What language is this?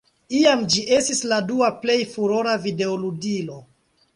Esperanto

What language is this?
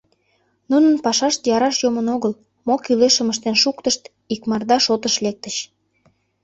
Mari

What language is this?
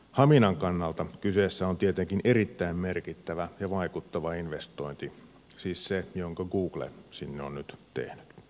Finnish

